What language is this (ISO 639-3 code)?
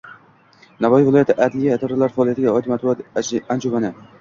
uzb